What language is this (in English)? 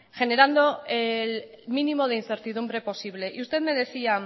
Spanish